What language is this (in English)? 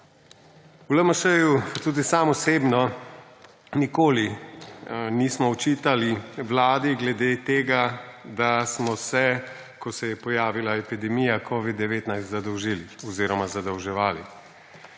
Slovenian